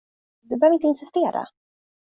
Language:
Swedish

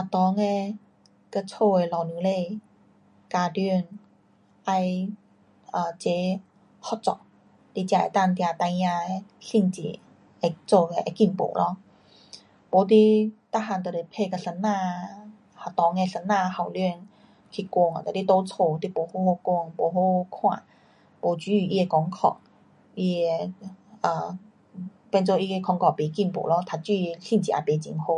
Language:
Pu-Xian Chinese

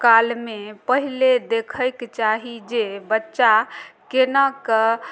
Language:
Maithili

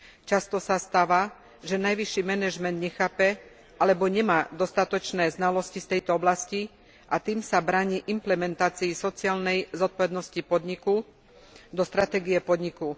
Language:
Slovak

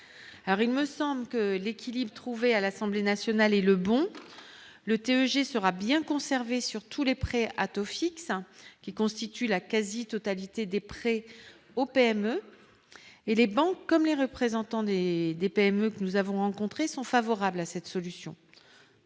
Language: French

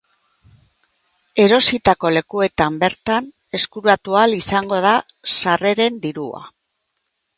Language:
Basque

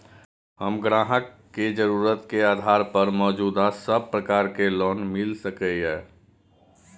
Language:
Maithili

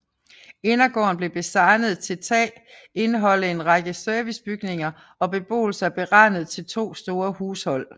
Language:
Danish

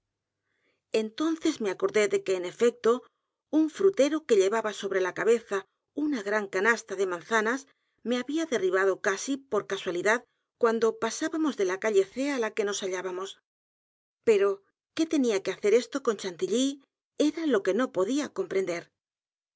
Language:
Spanish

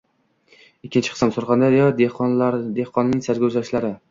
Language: Uzbek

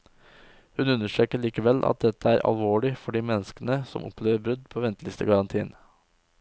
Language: Norwegian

